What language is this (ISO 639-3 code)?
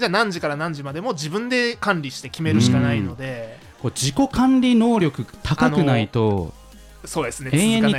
jpn